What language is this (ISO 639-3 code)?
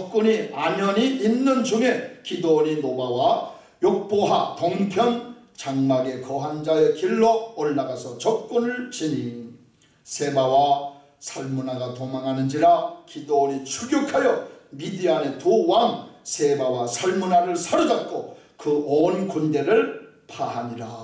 kor